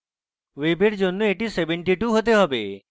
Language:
Bangla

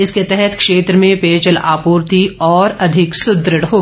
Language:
Hindi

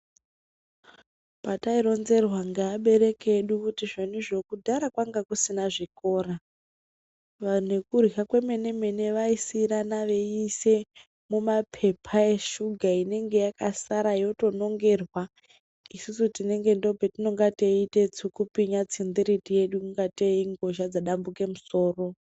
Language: Ndau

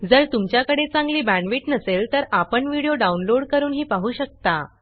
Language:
Marathi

